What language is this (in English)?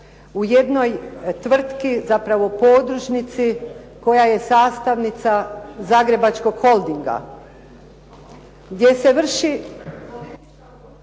Croatian